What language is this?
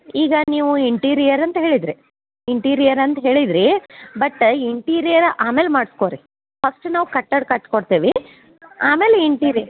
Kannada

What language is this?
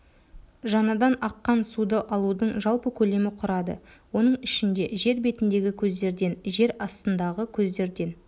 Kazakh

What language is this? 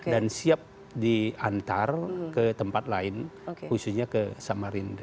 Indonesian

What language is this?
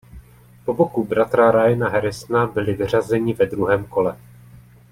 Czech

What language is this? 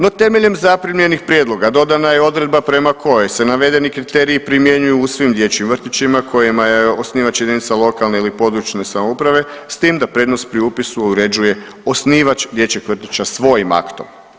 Croatian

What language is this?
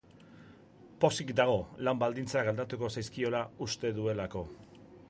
Basque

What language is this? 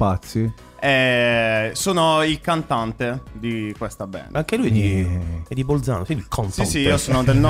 Italian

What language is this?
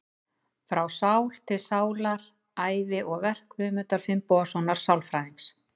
Icelandic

